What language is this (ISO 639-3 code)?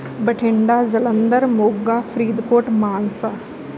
pan